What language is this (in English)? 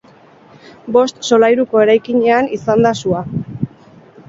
Basque